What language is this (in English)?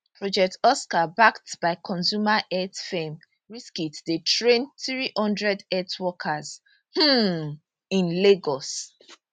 Nigerian Pidgin